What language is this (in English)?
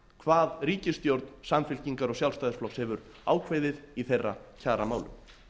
Icelandic